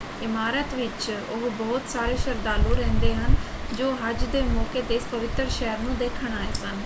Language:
Punjabi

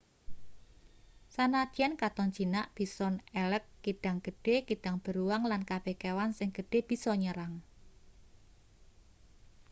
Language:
Javanese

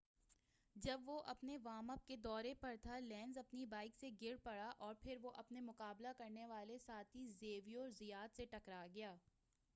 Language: Urdu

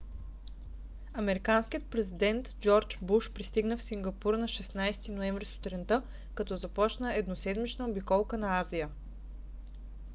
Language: Bulgarian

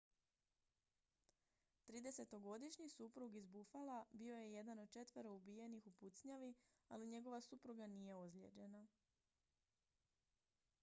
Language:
Croatian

